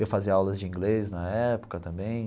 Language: Portuguese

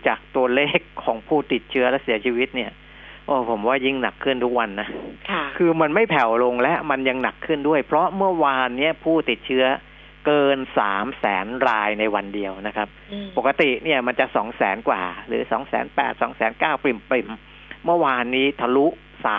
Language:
Thai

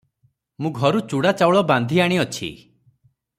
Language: Odia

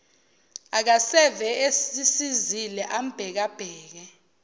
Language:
Zulu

